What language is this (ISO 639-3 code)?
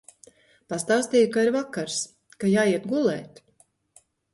lav